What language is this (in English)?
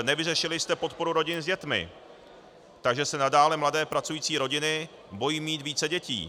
Czech